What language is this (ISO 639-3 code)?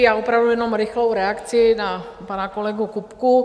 ces